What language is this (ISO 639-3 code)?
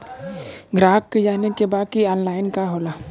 bho